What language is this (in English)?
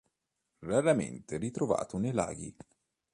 Italian